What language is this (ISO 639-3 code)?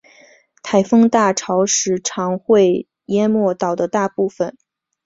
zho